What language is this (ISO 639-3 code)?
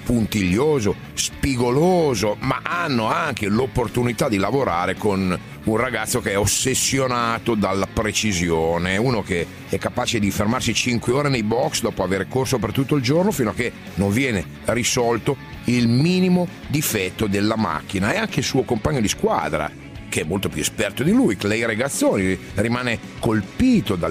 ita